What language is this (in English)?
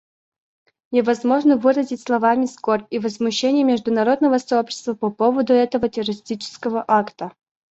Russian